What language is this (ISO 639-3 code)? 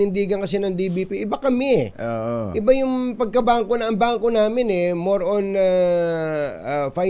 fil